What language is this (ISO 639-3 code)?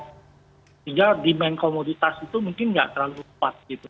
ind